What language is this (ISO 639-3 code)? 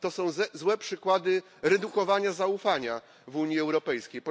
pol